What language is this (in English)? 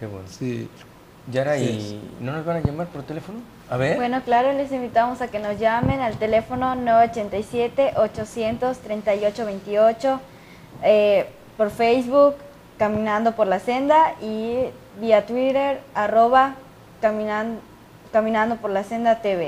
Spanish